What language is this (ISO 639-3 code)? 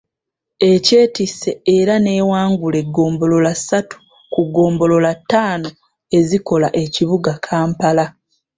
lug